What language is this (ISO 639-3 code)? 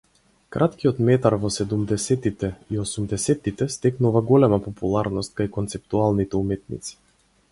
mkd